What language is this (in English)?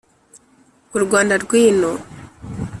Kinyarwanda